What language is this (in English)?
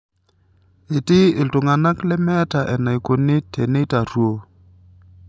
Masai